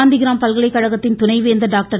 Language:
Tamil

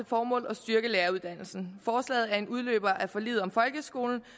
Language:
Danish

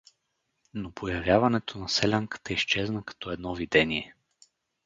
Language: Bulgarian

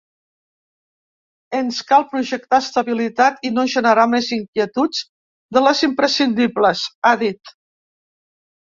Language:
Catalan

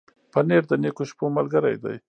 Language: Pashto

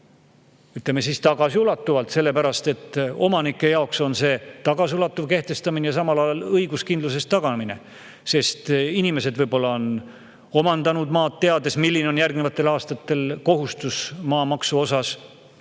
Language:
Estonian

